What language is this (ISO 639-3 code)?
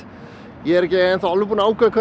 isl